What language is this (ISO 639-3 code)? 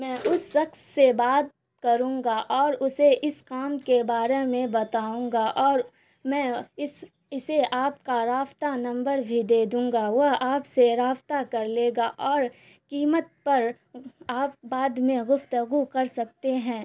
urd